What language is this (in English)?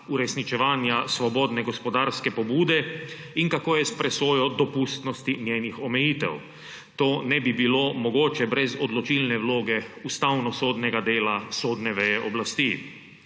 Slovenian